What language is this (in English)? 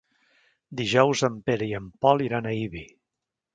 Catalan